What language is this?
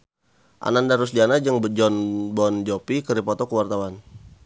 Sundanese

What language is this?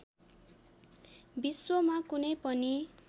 Nepali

